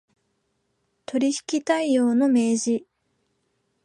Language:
Japanese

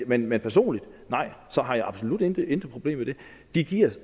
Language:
Danish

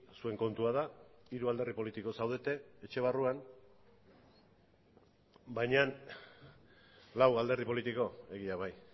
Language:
Basque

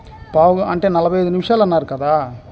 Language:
Telugu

